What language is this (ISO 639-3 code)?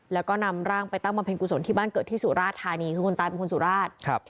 tha